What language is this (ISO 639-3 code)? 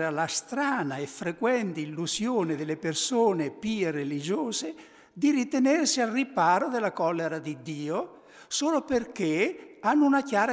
ita